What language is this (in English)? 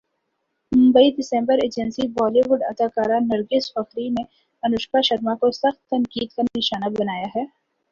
Urdu